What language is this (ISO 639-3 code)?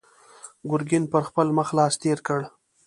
pus